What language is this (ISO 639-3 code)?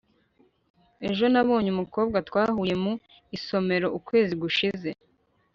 kin